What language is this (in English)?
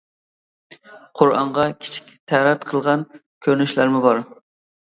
Uyghur